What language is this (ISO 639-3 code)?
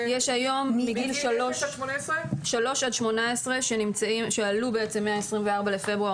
heb